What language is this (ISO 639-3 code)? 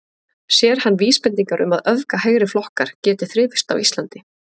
isl